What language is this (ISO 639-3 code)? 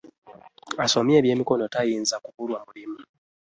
lug